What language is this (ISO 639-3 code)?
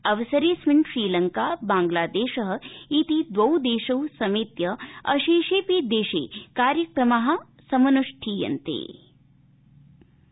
san